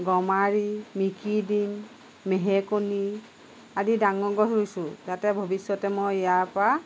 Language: Assamese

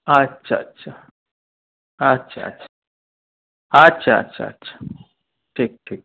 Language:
Bangla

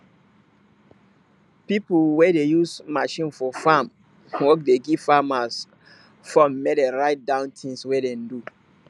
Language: Nigerian Pidgin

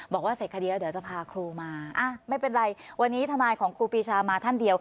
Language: Thai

